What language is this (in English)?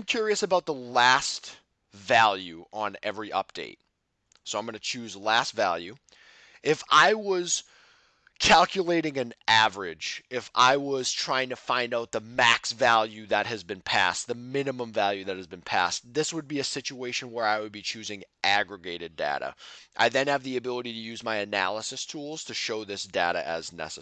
English